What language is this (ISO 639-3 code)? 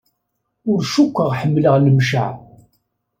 kab